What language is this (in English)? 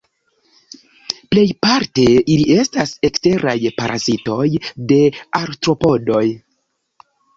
Esperanto